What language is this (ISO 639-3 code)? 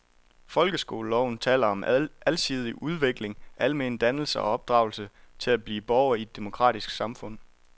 dan